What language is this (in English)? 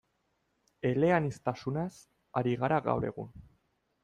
Basque